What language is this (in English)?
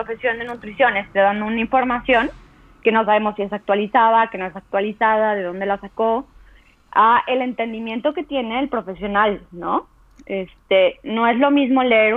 Spanish